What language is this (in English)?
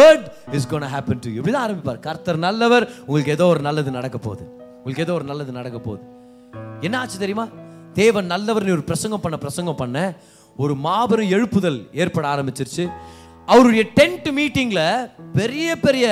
Tamil